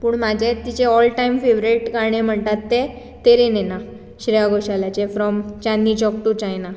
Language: Konkani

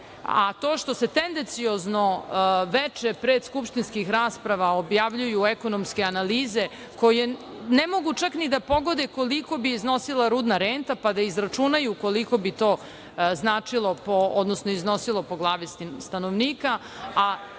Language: Serbian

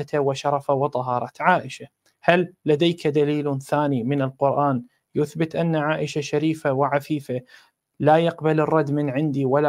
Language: Arabic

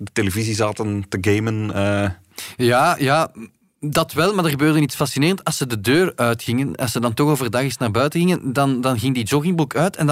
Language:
Dutch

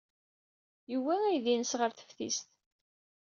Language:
Kabyle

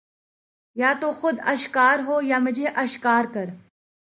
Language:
Urdu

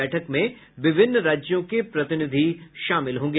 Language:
Hindi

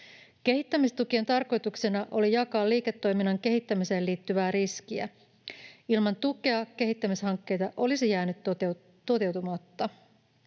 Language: Finnish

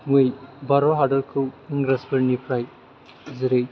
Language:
Bodo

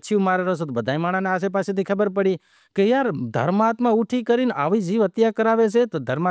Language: Wadiyara Koli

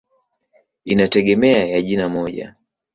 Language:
Swahili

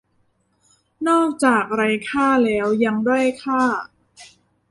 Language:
Thai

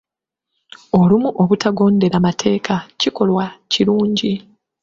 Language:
Ganda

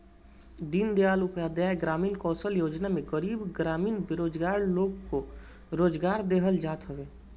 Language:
Bhojpuri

